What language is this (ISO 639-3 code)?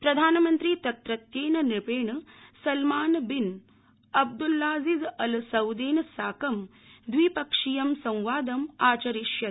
san